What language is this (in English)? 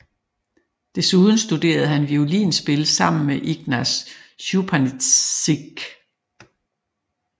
Danish